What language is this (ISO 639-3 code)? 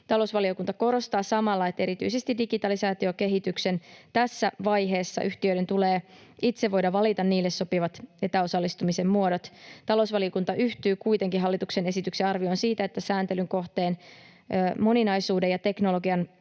fin